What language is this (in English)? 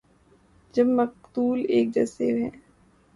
Urdu